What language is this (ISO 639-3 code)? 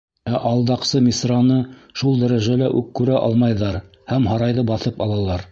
bak